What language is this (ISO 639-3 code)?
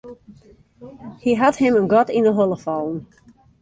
fry